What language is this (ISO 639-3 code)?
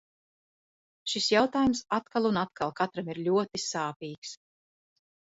lav